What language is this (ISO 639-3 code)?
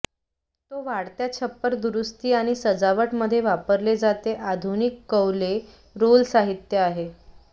mar